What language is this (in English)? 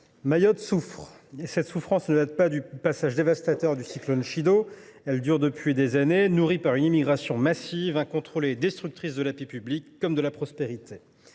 French